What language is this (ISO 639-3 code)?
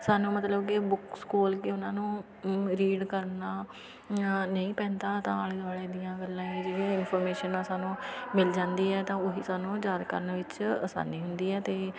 pan